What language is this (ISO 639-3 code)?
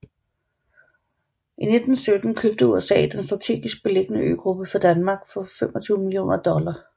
dan